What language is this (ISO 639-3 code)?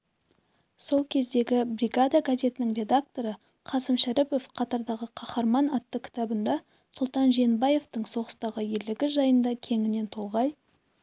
kaz